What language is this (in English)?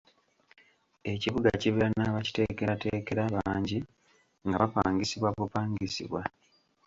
Ganda